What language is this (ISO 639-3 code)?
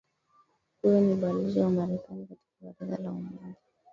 swa